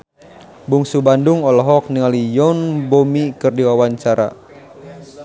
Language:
Sundanese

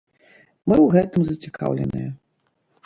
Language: Belarusian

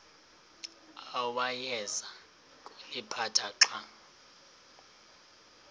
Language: Xhosa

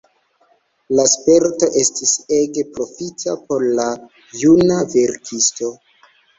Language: Esperanto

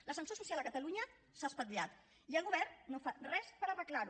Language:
Catalan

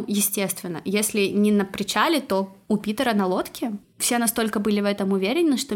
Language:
Russian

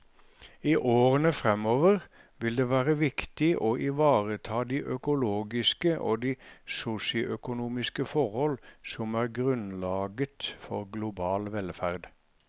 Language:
Norwegian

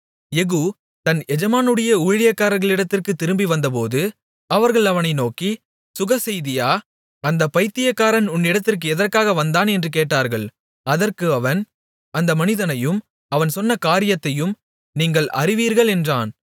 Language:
Tamil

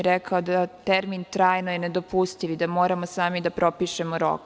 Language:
Serbian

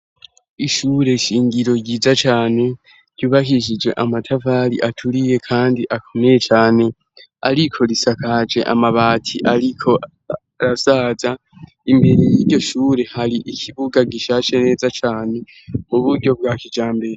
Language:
Rundi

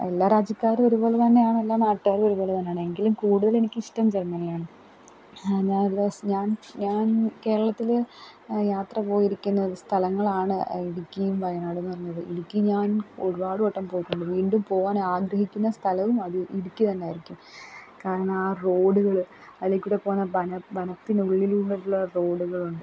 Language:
Malayalam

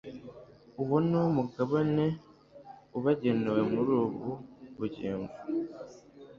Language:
Kinyarwanda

